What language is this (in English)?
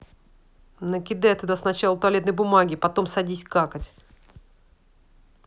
Russian